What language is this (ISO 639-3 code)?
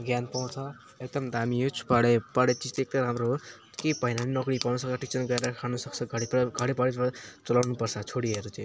nep